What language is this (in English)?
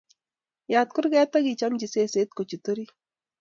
Kalenjin